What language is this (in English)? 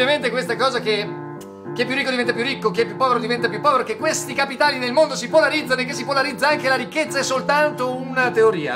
Italian